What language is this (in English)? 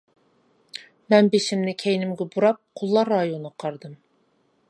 Uyghur